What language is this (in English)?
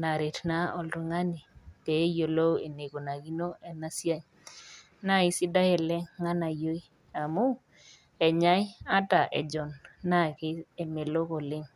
Masai